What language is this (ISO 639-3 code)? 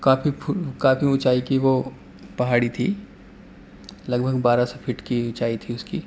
urd